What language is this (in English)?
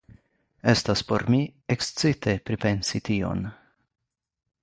Esperanto